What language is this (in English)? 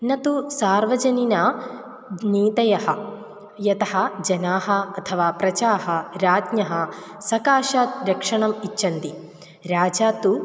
Sanskrit